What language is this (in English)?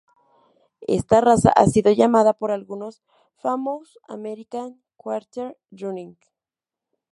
Spanish